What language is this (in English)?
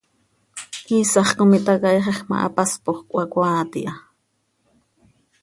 Seri